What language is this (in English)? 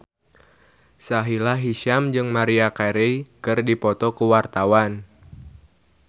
Sundanese